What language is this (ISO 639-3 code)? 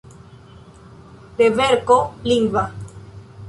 epo